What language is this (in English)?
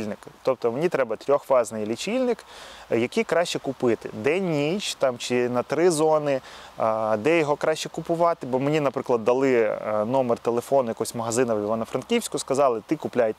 Ukrainian